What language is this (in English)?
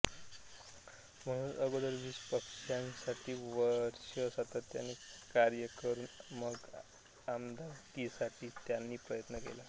Marathi